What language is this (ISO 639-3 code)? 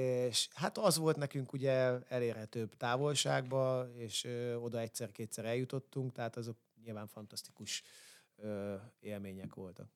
hun